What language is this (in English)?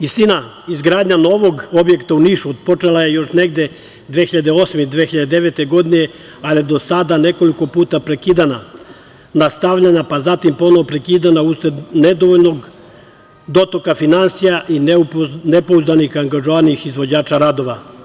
Serbian